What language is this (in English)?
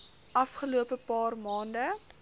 Afrikaans